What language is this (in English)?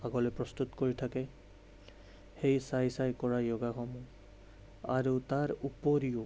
Assamese